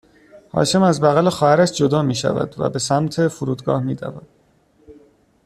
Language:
Persian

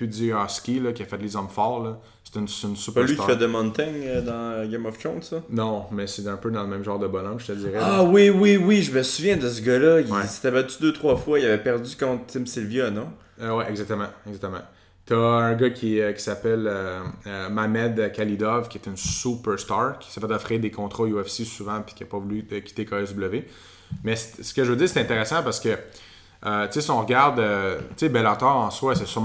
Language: French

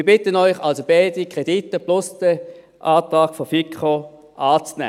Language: Swiss German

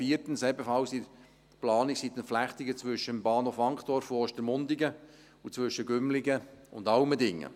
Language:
Swiss German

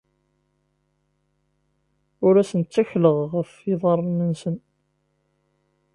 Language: Kabyle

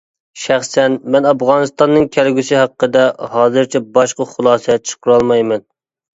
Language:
Uyghur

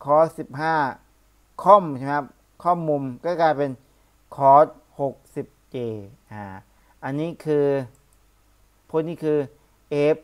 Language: Thai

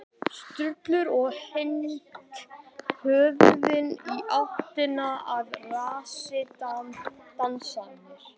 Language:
Icelandic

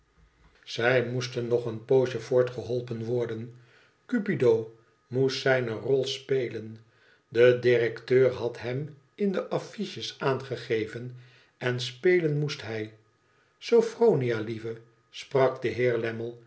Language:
Dutch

